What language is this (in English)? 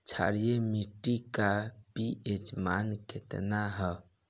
Bhojpuri